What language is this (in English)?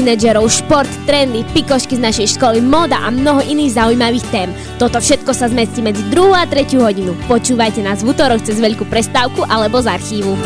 Slovak